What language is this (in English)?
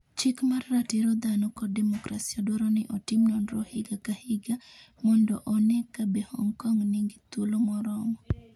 Luo (Kenya and Tanzania)